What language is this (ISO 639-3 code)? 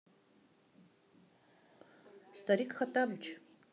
rus